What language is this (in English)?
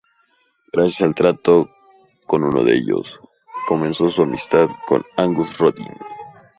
Spanish